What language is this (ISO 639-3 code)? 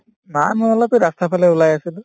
asm